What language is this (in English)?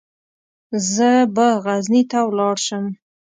Pashto